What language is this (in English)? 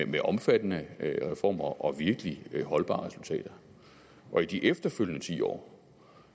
Danish